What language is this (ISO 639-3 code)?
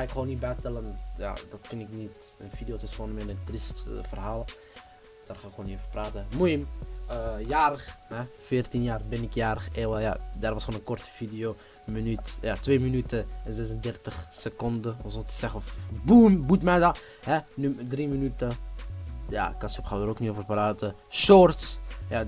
nld